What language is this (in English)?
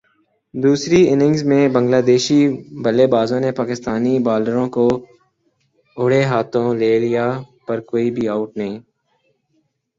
Urdu